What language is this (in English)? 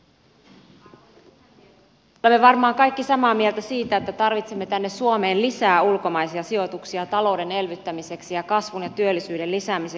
Finnish